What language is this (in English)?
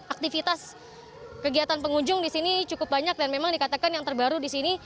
Indonesian